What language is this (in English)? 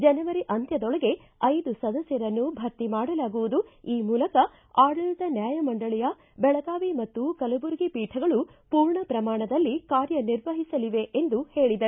Kannada